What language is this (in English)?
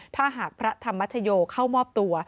Thai